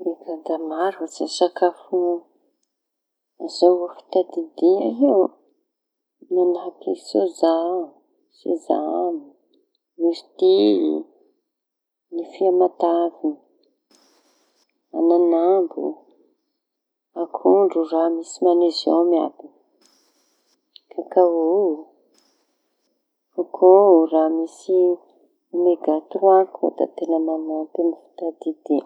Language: Tanosy Malagasy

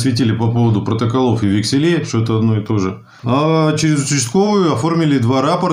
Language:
Russian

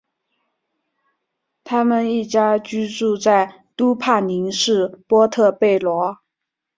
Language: Chinese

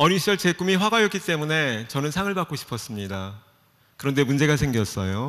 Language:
Korean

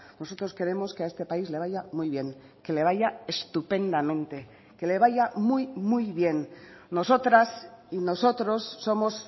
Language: Spanish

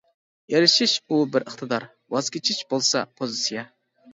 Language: Uyghur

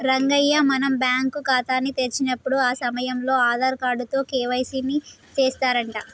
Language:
Telugu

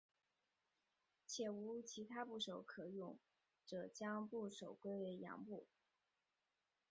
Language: Chinese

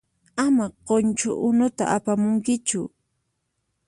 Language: Puno Quechua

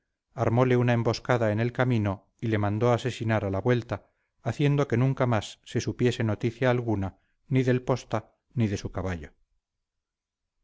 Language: Spanish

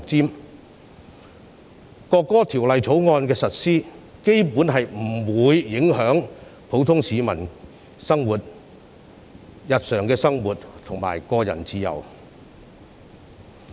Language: Cantonese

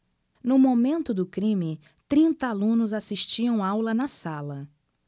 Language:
Portuguese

